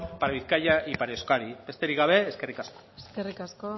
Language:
Basque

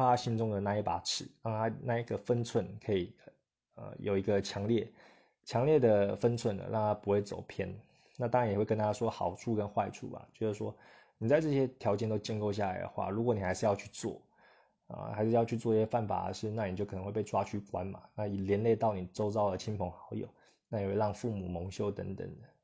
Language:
Chinese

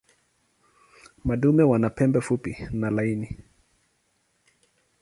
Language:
Swahili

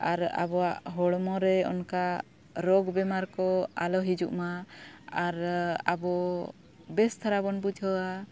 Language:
Santali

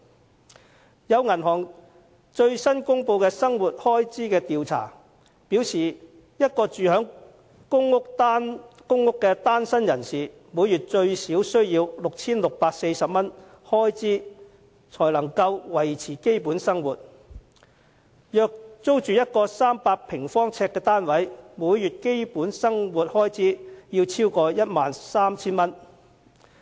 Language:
Cantonese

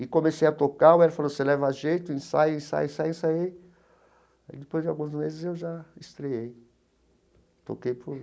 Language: Portuguese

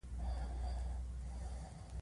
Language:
Pashto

